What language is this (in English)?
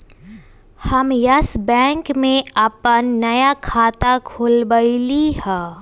Magahi